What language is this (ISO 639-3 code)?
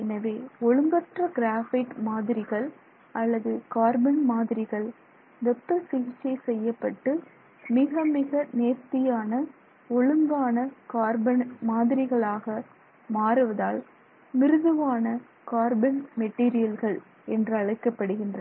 tam